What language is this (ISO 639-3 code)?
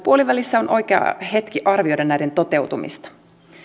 fin